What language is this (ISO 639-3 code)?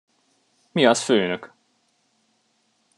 hun